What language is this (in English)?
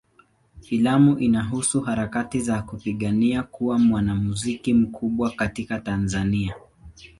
Swahili